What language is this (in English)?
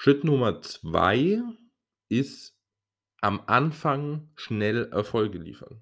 German